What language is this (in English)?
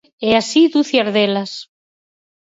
Galician